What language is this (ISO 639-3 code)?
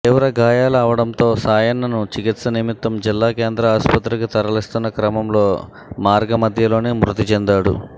tel